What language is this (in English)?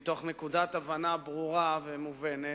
Hebrew